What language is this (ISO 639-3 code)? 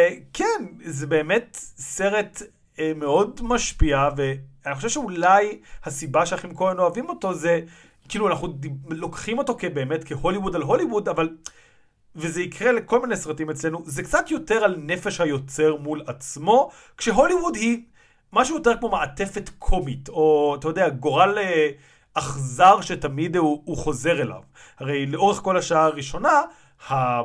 heb